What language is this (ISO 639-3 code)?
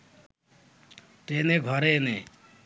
ben